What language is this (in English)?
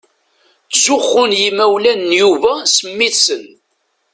Kabyle